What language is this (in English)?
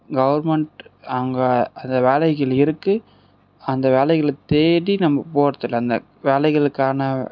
Tamil